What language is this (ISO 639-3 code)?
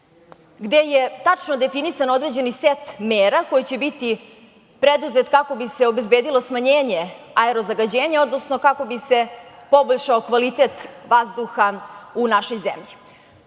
srp